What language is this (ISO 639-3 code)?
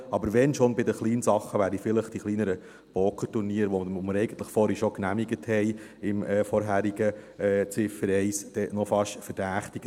gsw